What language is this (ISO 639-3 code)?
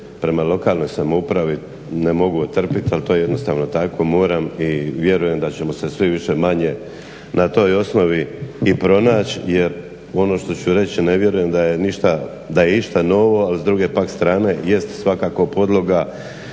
hrv